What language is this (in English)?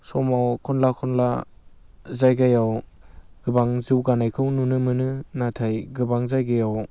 Bodo